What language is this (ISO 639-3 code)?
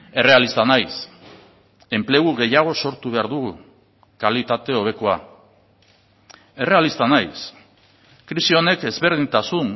eus